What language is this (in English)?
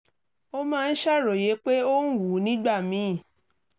Yoruba